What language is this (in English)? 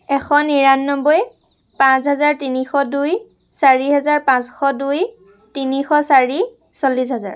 Assamese